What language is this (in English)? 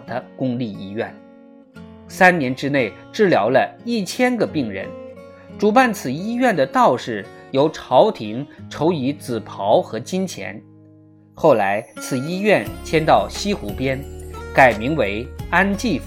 Chinese